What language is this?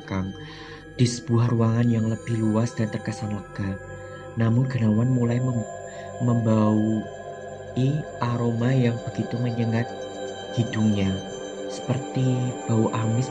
Indonesian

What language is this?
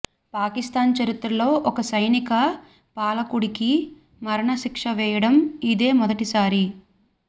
Telugu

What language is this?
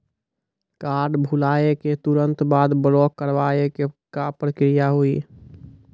Maithili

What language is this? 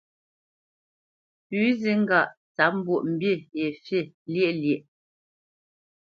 Bamenyam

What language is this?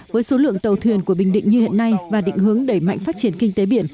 Vietnamese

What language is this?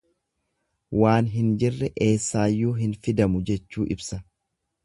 Oromo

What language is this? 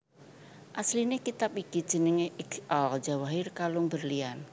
Javanese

